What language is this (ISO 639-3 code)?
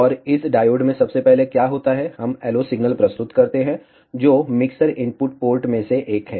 hin